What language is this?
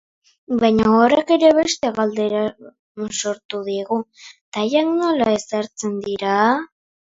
Basque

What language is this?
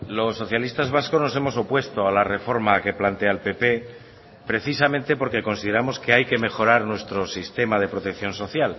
Spanish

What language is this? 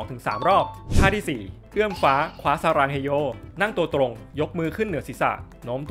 Thai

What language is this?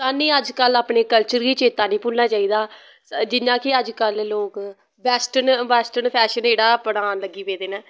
Dogri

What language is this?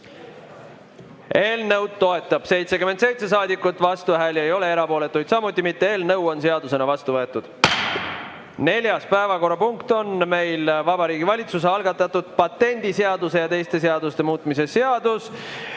Estonian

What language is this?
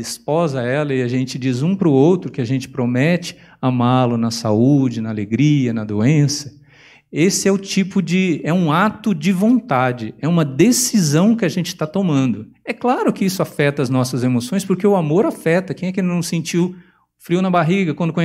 Portuguese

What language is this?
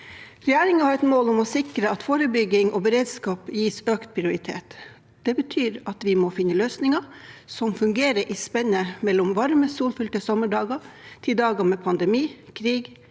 Norwegian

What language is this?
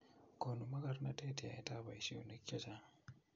Kalenjin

